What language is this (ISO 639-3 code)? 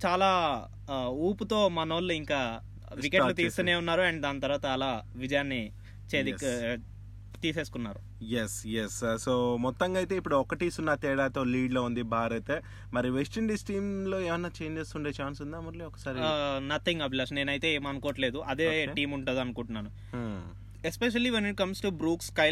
tel